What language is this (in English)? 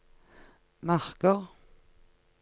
Norwegian